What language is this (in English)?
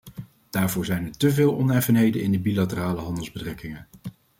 Dutch